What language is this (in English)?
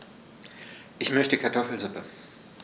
German